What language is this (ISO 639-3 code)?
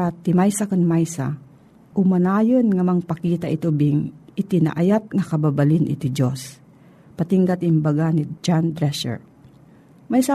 fil